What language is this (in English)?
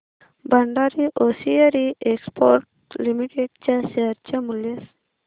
Marathi